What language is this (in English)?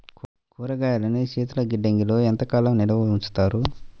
Telugu